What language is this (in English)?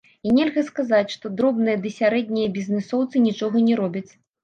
Belarusian